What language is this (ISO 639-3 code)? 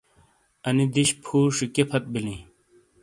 scl